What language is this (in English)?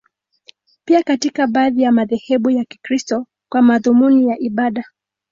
Swahili